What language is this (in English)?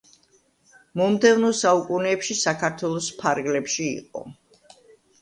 Georgian